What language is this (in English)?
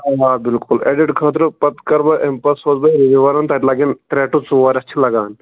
Kashmiri